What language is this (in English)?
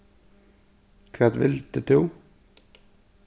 Faroese